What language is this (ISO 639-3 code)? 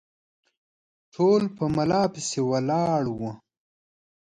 pus